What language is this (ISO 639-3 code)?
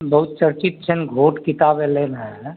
mai